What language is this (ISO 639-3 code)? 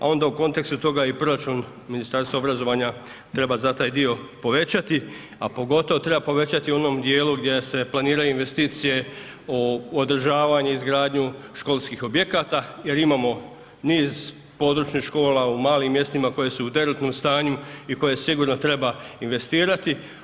hrv